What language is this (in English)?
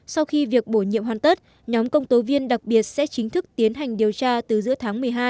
Vietnamese